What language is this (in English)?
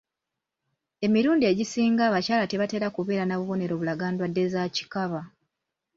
Ganda